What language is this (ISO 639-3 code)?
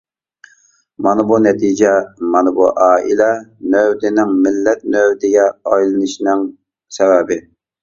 uig